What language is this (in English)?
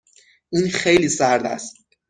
Persian